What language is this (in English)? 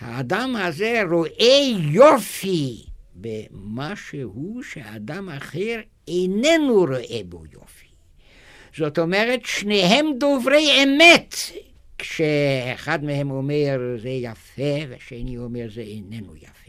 Hebrew